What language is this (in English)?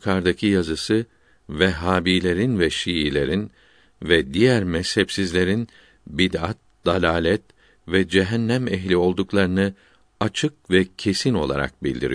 Turkish